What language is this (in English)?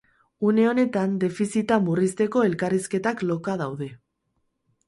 Basque